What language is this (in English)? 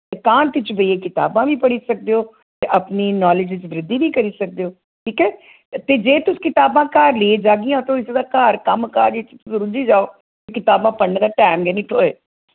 Dogri